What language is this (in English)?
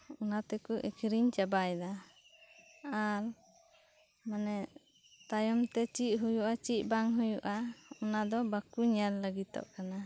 Santali